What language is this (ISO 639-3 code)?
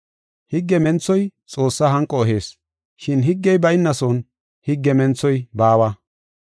gof